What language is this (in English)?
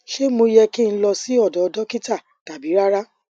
Yoruba